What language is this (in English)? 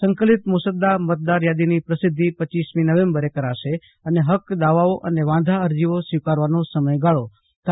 Gujarati